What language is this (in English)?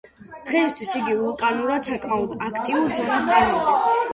Georgian